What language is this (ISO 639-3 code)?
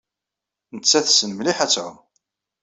kab